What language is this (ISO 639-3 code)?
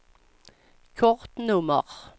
swe